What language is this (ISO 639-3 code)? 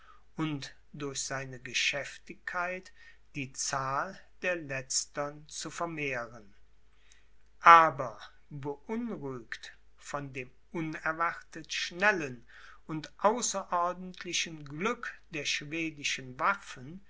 deu